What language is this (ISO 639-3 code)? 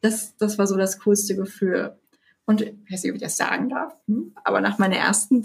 deu